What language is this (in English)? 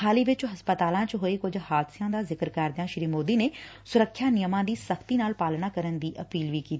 Punjabi